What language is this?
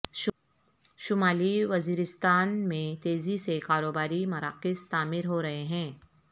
Urdu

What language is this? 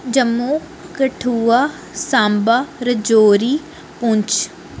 Dogri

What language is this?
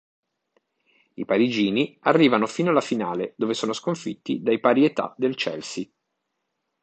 Italian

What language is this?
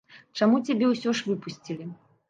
Belarusian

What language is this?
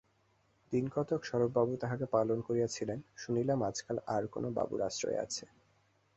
Bangla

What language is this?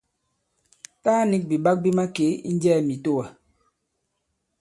Bankon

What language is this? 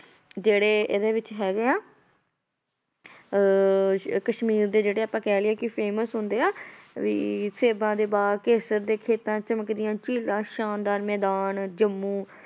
Punjabi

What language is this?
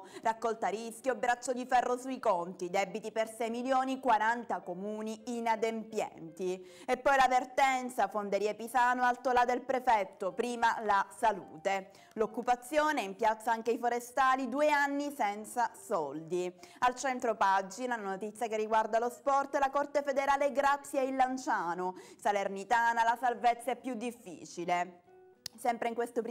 Italian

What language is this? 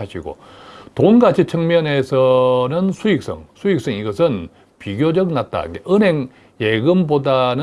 Korean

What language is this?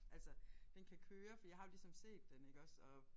Danish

